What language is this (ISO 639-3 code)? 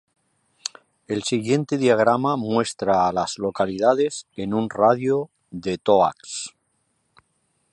spa